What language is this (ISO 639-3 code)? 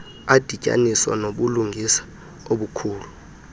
xho